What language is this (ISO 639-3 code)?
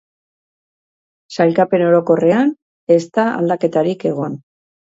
eus